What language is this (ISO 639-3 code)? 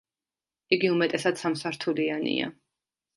kat